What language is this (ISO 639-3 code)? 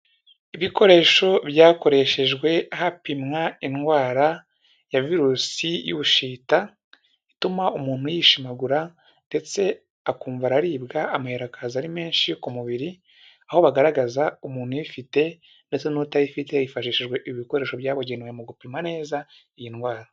kin